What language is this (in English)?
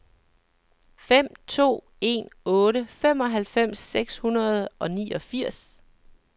Danish